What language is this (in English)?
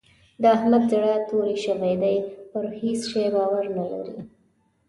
Pashto